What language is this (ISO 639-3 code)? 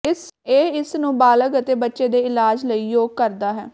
pan